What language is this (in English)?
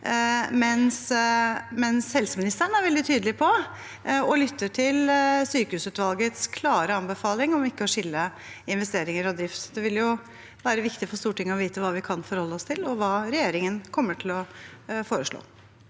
Norwegian